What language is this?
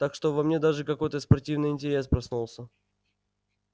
Russian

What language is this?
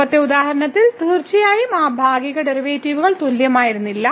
Malayalam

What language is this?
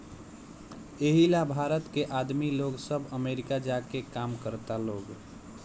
Bhojpuri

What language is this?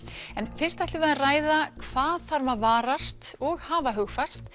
Icelandic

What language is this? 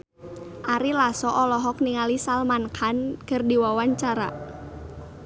Sundanese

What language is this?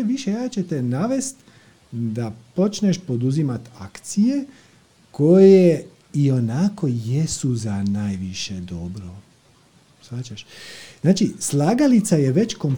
Croatian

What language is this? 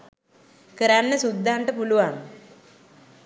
Sinhala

